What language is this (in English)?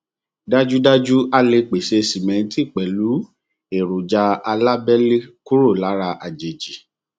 Yoruba